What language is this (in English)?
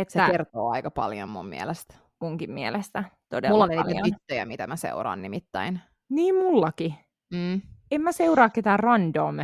Finnish